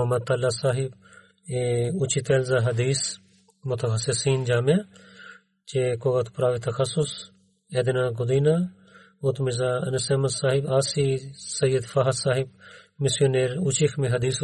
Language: Bulgarian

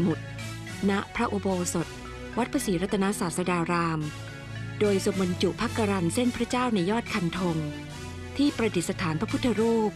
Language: Thai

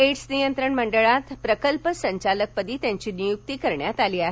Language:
Marathi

